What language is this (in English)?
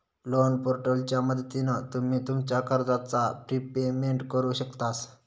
Marathi